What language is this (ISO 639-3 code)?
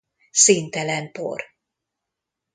hun